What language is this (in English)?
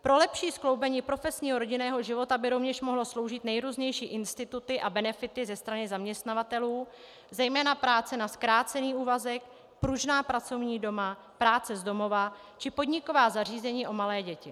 Czech